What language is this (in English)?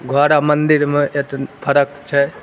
Maithili